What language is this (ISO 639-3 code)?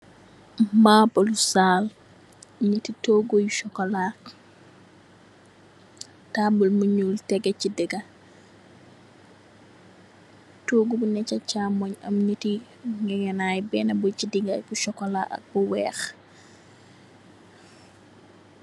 wol